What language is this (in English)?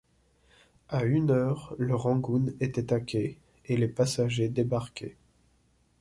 French